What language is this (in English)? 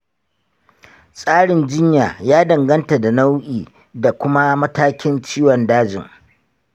Hausa